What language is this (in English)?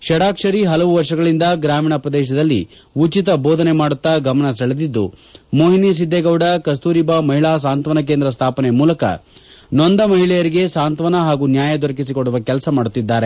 Kannada